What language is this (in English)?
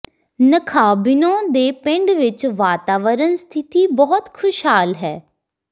Punjabi